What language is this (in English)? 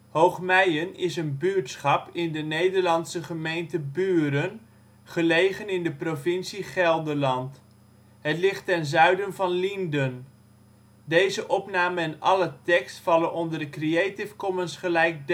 Dutch